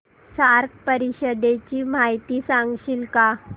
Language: Marathi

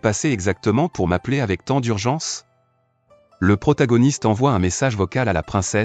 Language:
French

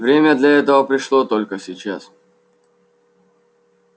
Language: Russian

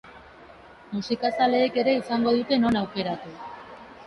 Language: Basque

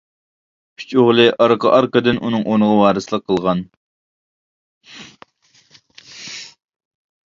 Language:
Uyghur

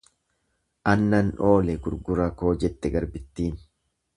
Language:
Oromo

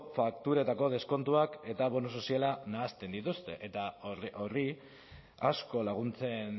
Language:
Basque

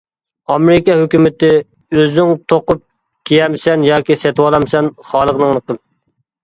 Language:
Uyghur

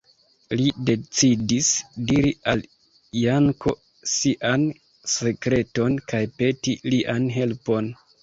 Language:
Esperanto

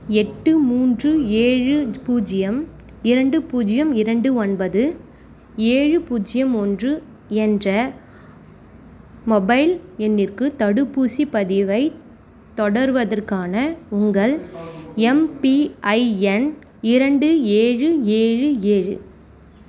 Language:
Tamil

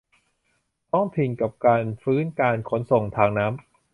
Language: Thai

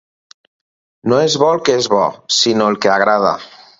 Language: Catalan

